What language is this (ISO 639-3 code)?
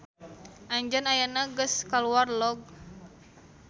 sun